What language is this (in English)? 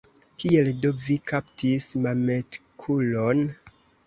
Esperanto